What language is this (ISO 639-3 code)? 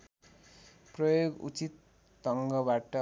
nep